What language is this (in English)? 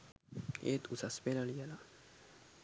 Sinhala